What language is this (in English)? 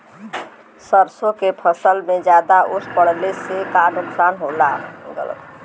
Bhojpuri